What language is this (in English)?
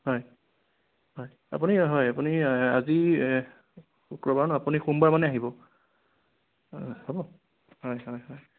Assamese